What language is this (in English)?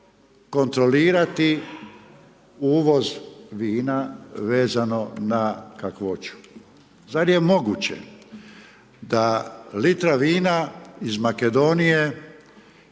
Croatian